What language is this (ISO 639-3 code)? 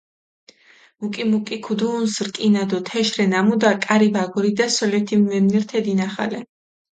xmf